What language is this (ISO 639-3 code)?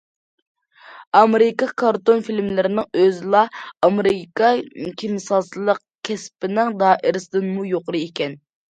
uig